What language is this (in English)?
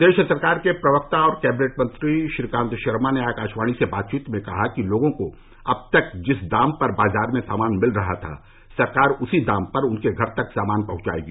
Hindi